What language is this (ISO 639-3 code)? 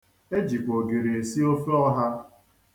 ibo